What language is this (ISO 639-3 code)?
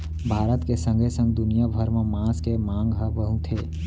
hne